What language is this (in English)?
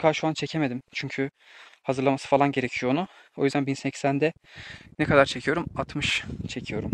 Turkish